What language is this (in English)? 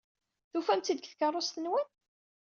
Kabyle